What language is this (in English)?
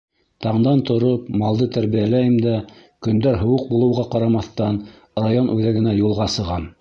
Bashkir